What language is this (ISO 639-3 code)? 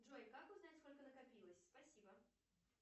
rus